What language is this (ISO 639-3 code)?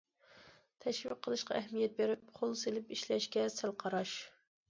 uig